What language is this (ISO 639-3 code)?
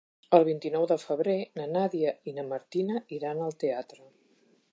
cat